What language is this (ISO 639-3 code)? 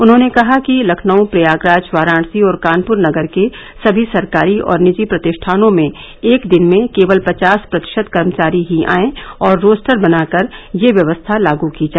hin